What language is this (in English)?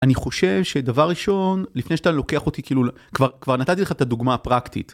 Hebrew